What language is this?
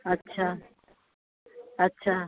Sindhi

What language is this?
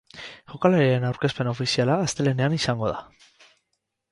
Basque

